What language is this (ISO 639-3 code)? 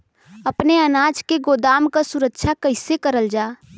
bho